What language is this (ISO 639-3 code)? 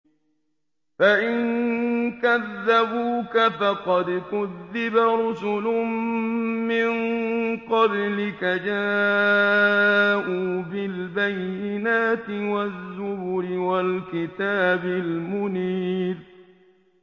ara